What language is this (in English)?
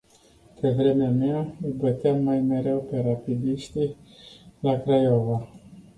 Romanian